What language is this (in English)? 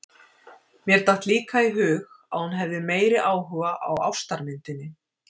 Icelandic